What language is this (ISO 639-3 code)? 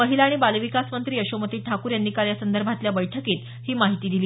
mar